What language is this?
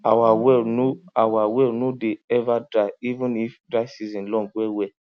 Nigerian Pidgin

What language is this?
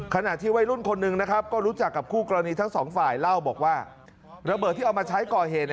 Thai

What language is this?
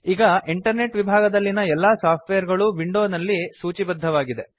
Kannada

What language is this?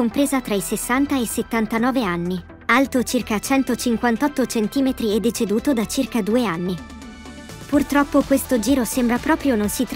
Italian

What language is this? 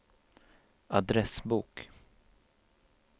Swedish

